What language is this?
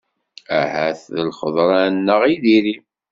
Kabyle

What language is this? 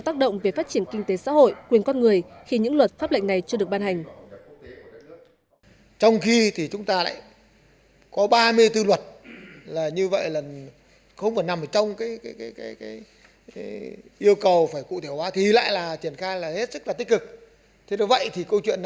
Vietnamese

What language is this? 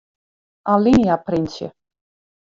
Western Frisian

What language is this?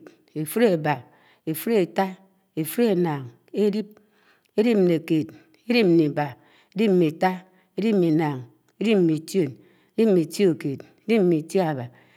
Anaang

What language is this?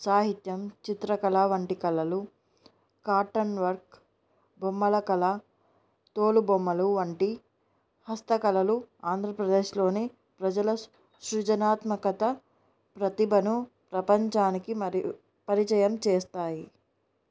Telugu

